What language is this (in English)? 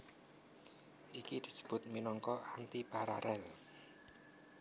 Javanese